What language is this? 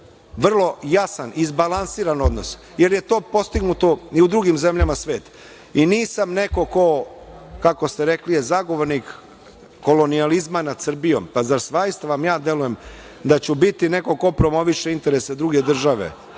Serbian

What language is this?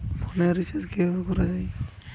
Bangla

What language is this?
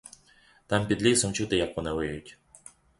Ukrainian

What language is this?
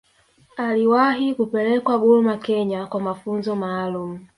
Swahili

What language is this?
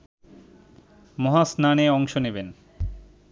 Bangla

